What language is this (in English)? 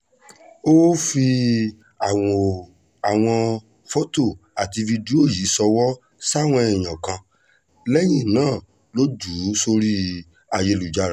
Yoruba